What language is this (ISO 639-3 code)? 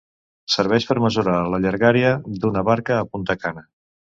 cat